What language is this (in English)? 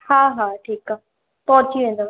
Sindhi